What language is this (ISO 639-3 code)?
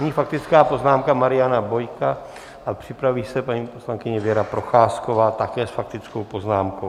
ces